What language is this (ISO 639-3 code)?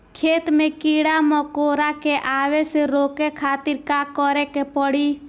bho